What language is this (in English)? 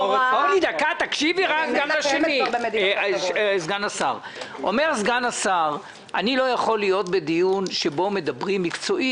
Hebrew